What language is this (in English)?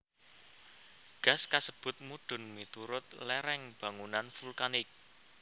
Javanese